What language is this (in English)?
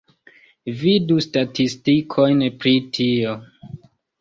Esperanto